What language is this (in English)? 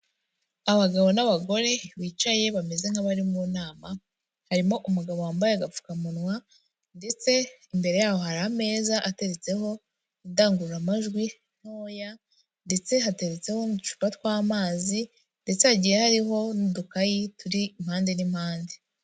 Kinyarwanda